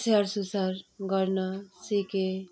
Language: Nepali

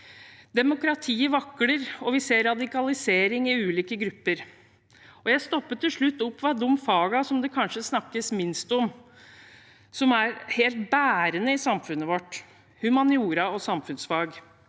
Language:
Norwegian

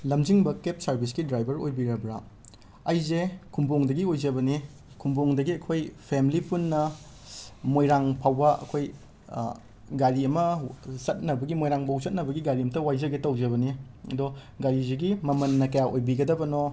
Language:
Manipuri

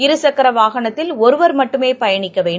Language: Tamil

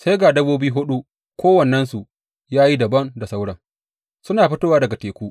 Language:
Hausa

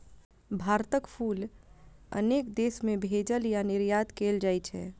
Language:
Maithili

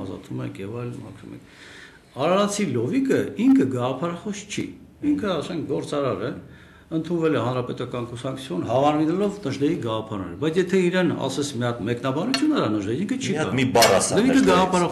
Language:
Romanian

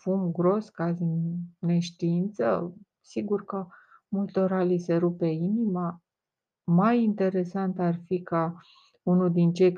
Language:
Romanian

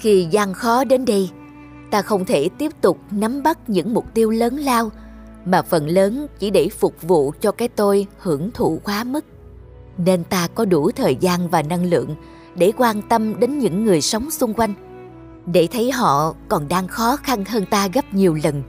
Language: Vietnamese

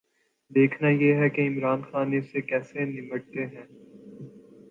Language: Urdu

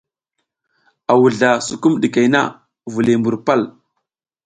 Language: South Giziga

